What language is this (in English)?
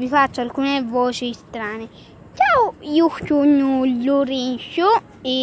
Italian